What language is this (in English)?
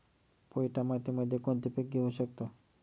Marathi